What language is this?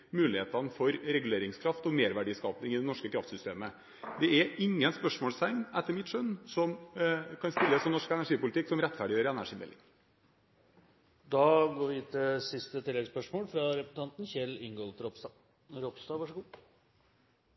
Norwegian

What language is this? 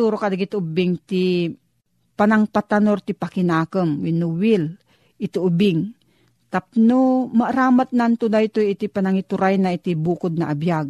Filipino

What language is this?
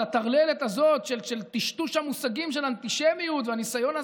Hebrew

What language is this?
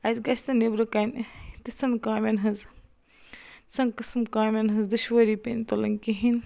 Kashmiri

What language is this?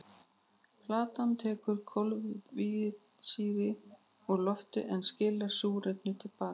Icelandic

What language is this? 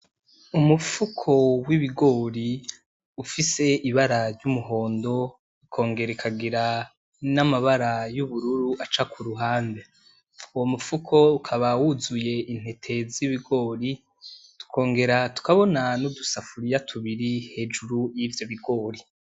Rundi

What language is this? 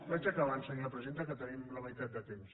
Catalan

